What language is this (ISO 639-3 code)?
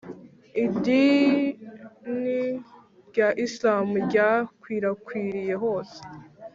kin